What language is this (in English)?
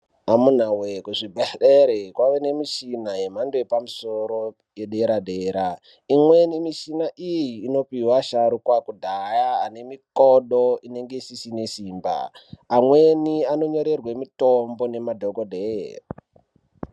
Ndau